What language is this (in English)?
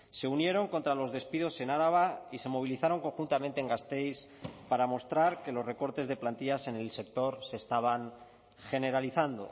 Spanish